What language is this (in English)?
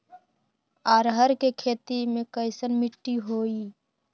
Magahi